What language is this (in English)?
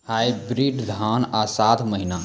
Maithili